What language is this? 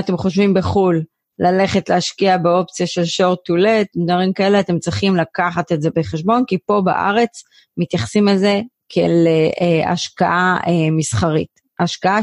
Hebrew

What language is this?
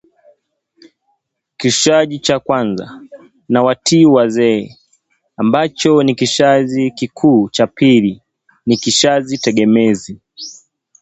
Swahili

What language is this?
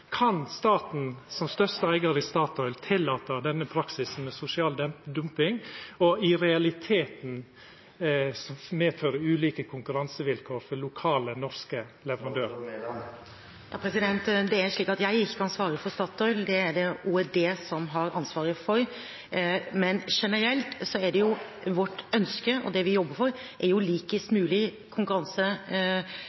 Norwegian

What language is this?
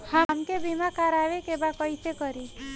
Bhojpuri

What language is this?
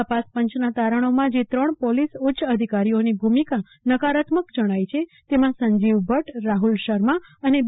Gujarati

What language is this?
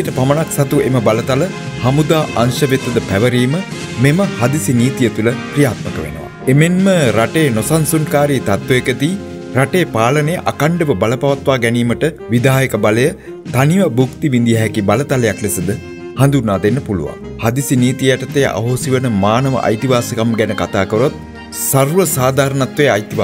Turkish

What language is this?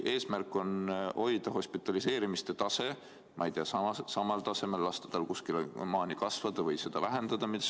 Estonian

